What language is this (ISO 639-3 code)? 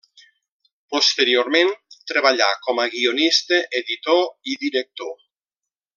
cat